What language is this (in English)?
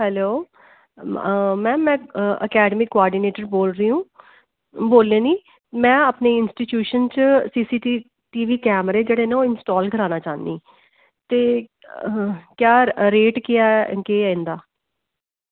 Dogri